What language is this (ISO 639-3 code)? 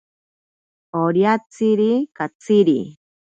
prq